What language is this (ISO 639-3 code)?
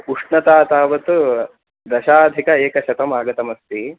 san